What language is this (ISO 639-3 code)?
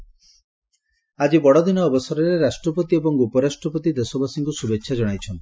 ori